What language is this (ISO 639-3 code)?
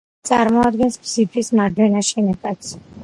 kat